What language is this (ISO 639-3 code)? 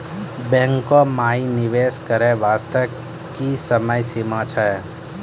mai